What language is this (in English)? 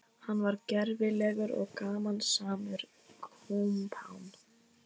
Icelandic